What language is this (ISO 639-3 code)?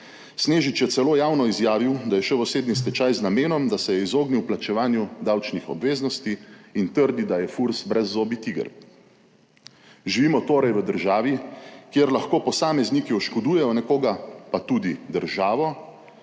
slv